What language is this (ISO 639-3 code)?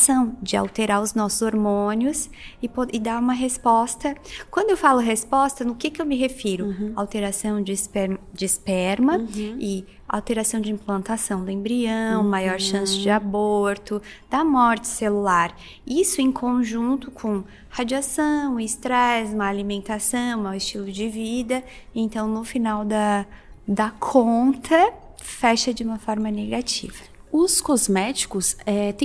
por